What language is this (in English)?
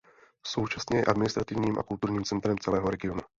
Czech